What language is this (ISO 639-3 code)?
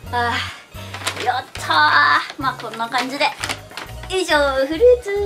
jpn